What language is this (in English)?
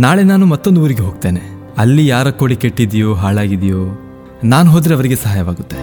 Kannada